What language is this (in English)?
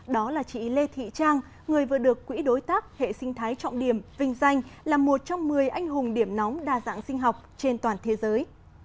Vietnamese